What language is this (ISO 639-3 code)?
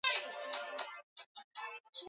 swa